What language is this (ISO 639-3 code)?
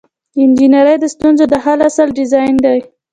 pus